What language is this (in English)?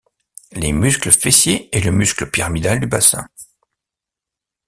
French